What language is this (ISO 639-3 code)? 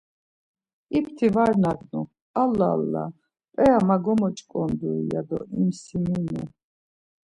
lzz